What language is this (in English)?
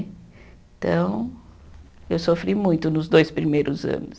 Portuguese